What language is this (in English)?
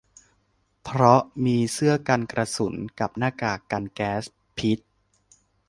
Thai